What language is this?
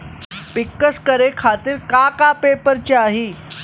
Bhojpuri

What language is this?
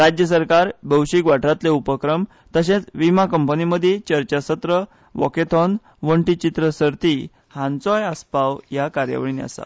Konkani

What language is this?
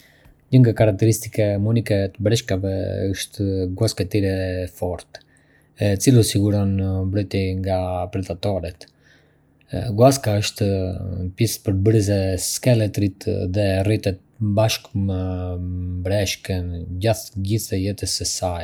Arbëreshë Albanian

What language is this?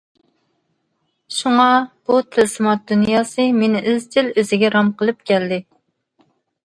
Uyghur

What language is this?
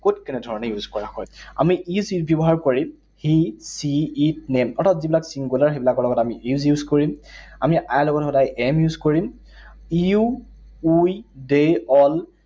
Assamese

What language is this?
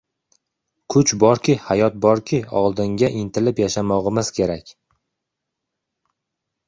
Uzbek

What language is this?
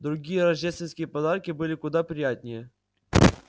Russian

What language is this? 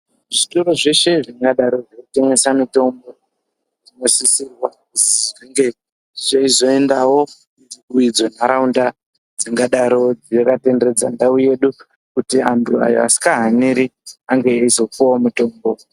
Ndau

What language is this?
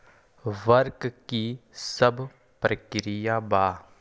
Magahi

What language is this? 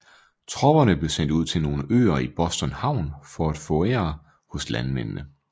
Danish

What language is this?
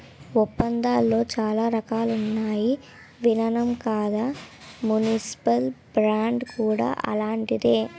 Telugu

